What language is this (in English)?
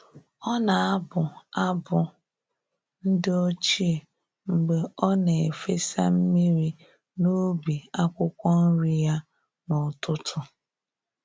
Igbo